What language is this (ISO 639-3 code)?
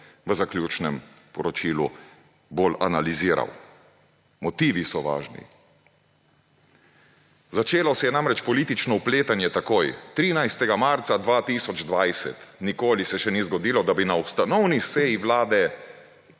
slv